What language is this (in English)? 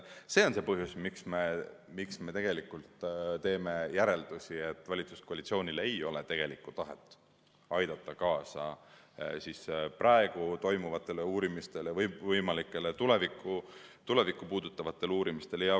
Estonian